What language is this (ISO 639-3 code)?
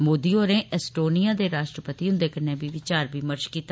doi